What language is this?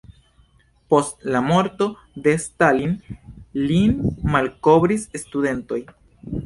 Esperanto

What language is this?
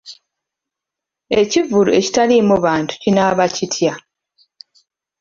Ganda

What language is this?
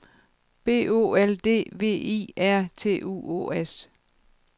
Danish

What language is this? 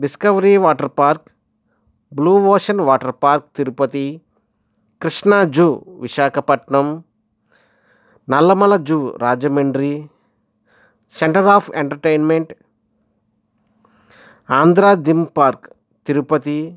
Telugu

